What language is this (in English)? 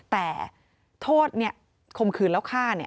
Thai